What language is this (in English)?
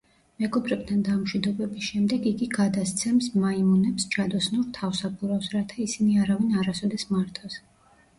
Georgian